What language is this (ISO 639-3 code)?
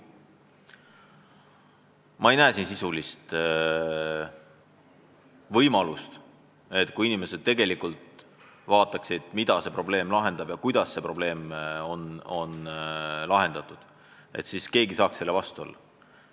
est